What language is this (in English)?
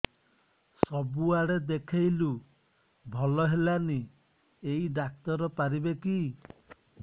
Odia